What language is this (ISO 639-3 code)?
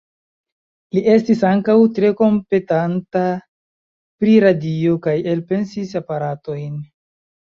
epo